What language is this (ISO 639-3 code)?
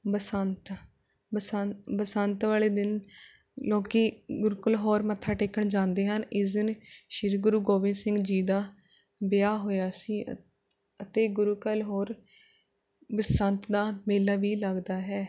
pan